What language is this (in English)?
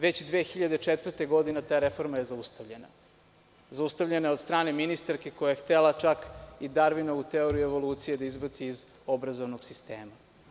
Serbian